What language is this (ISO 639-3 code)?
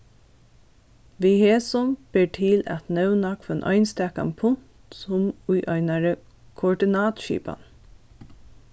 fao